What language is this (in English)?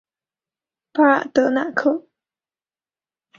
Chinese